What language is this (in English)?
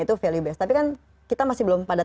Indonesian